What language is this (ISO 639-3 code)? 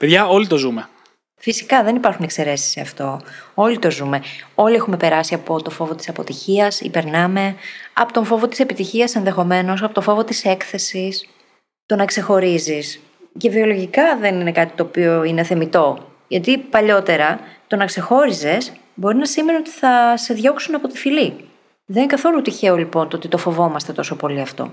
ell